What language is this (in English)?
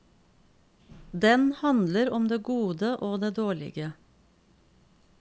Norwegian